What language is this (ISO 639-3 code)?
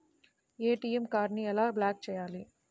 tel